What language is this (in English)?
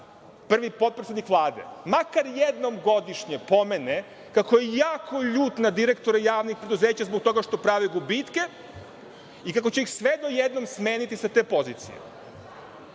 Serbian